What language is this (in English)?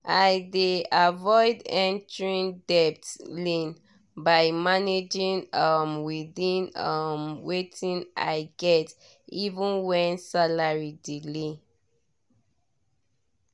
Nigerian Pidgin